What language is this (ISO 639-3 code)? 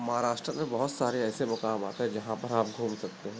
urd